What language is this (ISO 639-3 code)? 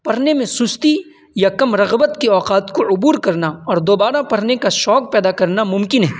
urd